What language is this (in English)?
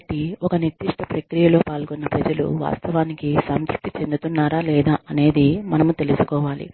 Telugu